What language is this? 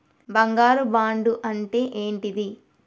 Telugu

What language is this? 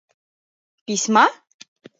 Mari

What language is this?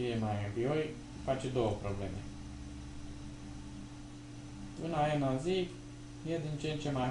Romanian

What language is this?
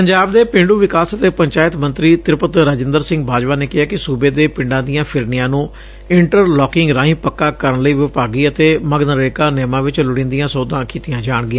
Punjabi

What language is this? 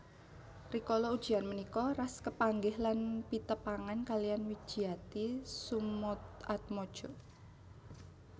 Javanese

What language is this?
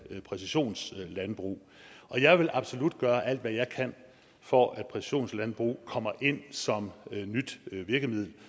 Danish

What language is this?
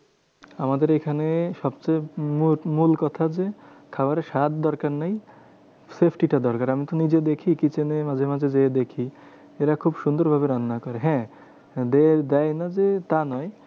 Bangla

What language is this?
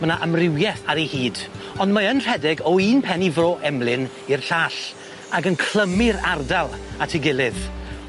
Welsh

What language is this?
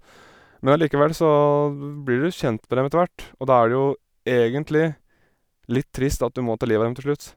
Norwegian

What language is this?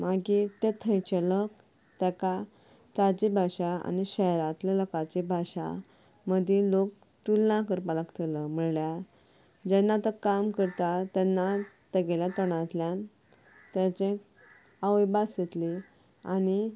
Konkani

